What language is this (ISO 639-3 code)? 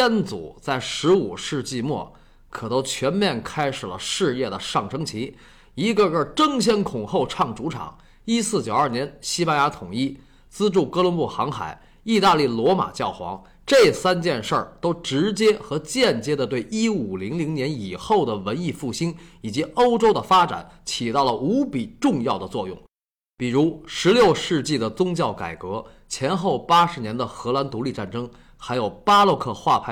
zho